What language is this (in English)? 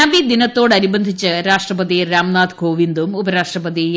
Malayalam